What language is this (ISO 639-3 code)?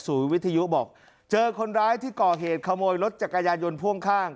tha